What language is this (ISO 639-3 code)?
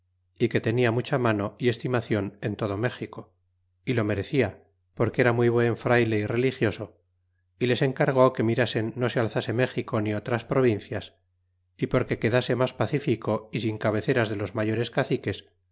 spa